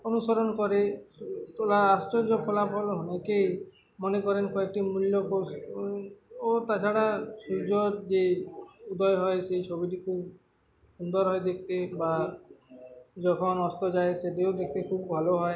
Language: Bangla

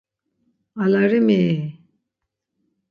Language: Laz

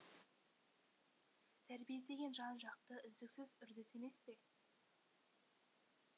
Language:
Kazakh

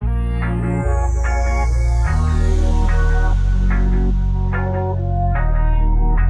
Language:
Japanese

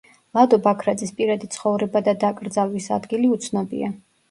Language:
Georgian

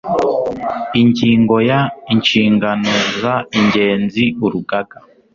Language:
Kinyarwanda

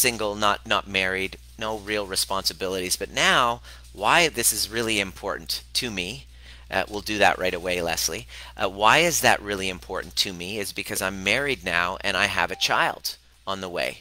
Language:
English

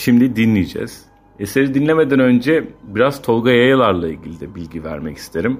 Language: Turkish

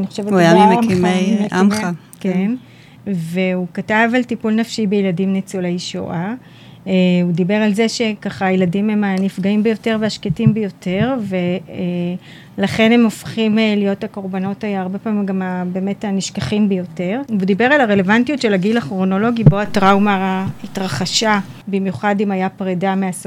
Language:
Hebrew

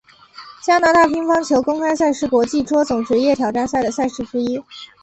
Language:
Chinese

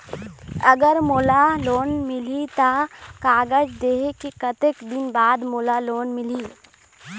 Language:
Chhattisgarhi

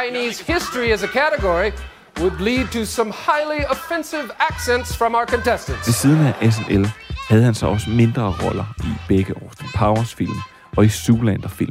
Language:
Danish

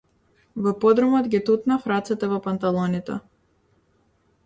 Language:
Macedonian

